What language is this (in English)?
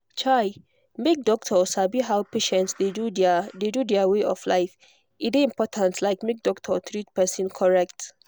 Nigerian Pidgin